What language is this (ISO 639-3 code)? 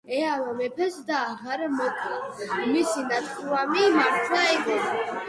kat